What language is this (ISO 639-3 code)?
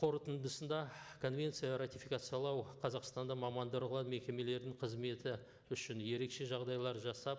kaz